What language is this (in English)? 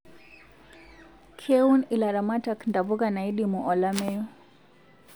Masai